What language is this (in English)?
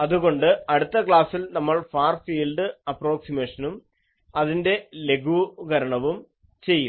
Malayalam